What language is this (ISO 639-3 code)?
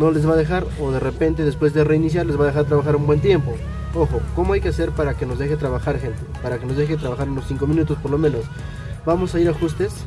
spa